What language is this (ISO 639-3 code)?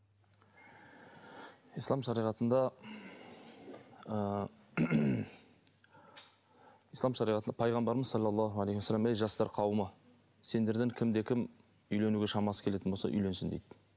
kaz